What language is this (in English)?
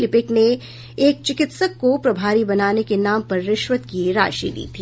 Hindi